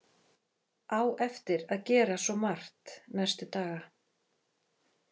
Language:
Icelandic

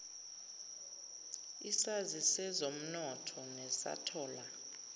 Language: Zulu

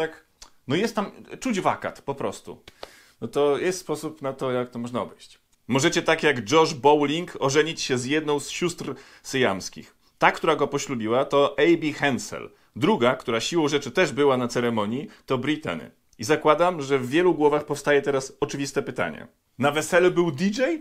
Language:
Polish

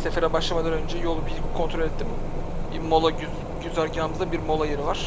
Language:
Turkish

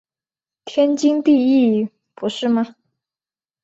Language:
Chinese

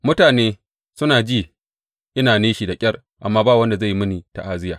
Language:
Hausa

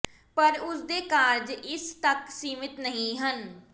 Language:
Punjabi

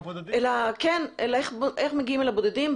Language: Hebrew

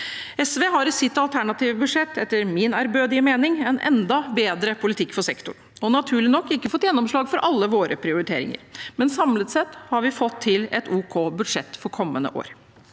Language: Norwegian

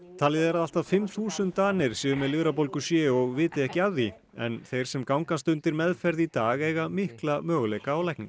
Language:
Icelandic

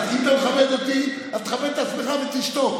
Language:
Hebrew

